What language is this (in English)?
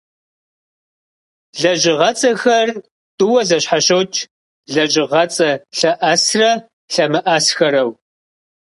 Kabardian